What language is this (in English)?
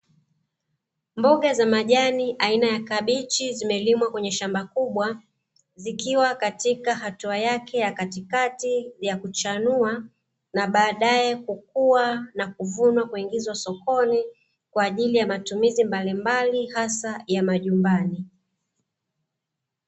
Swahili